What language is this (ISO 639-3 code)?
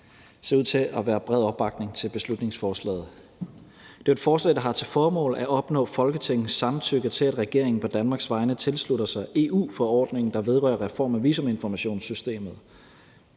dan